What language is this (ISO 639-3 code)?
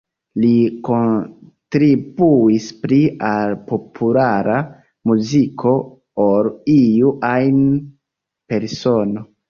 epo